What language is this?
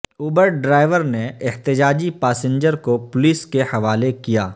Urdu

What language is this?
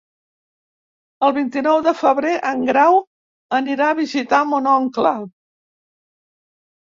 Catalan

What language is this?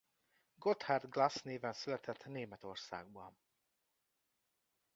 Hungarian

